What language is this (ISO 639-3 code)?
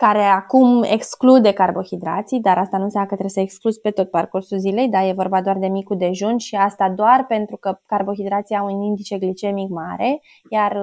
ron